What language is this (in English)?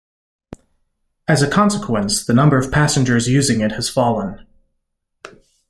English